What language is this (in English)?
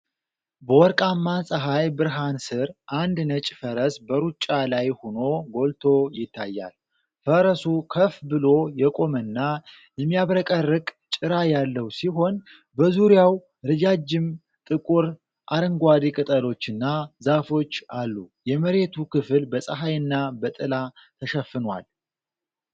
Amharic